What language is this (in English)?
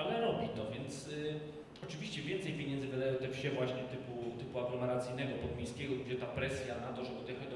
Polish